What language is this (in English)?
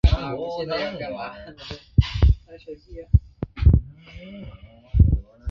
Chinese